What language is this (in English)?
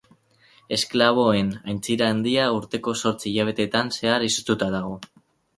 Basque